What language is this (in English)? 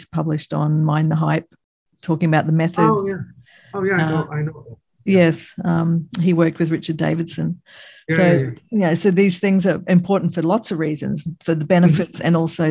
English